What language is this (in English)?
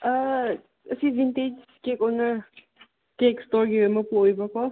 Manipuri